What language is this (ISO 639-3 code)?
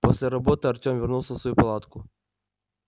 rus